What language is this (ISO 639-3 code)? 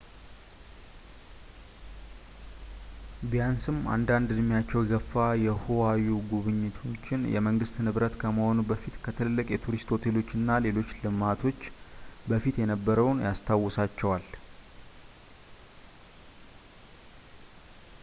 amh